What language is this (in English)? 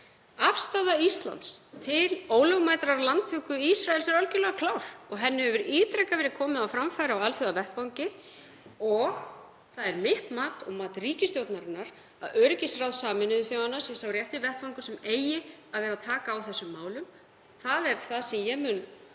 Icelandic